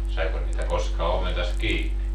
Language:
Finnish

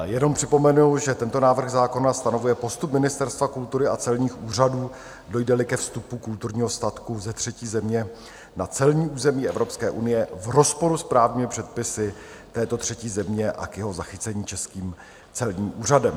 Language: Czech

